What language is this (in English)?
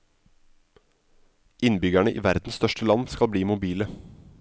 Norwegian